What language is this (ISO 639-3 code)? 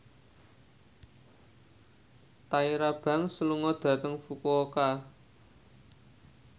jav